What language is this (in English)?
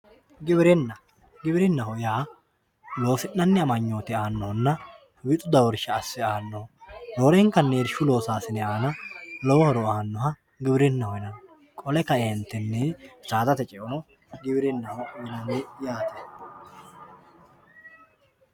Sidamo